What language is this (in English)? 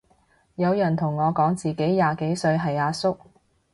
Cantonese